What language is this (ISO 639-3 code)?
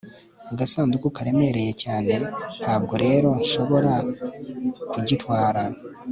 kin